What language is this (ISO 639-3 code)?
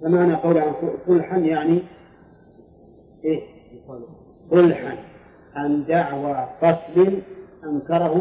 ara